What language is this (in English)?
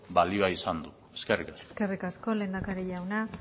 Basque